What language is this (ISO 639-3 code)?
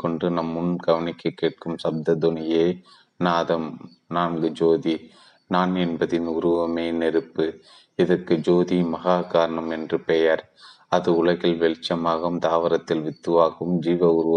tam